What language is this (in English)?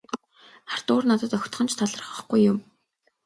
Mongolian